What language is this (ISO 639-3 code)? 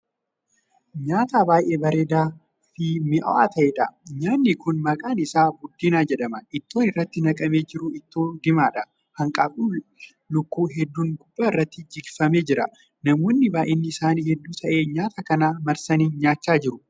orm